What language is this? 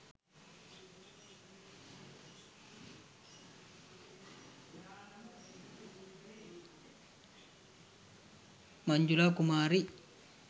Sinhala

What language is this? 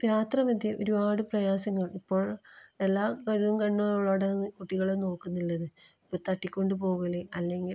Malayalam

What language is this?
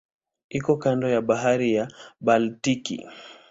Swahili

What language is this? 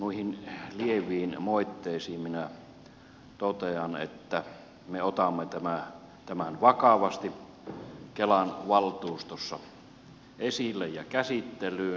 Finnish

